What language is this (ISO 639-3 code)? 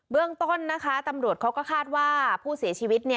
tha